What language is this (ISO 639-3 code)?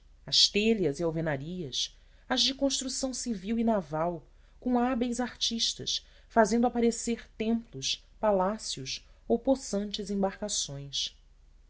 por